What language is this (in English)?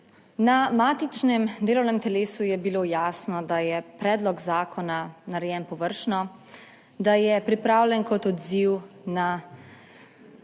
Slovenian